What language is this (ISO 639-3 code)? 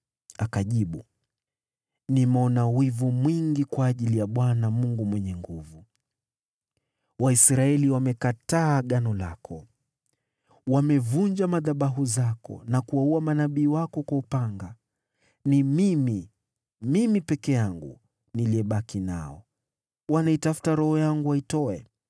swa